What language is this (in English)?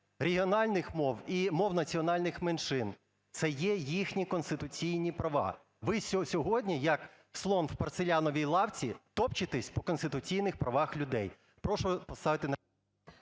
Ukrainian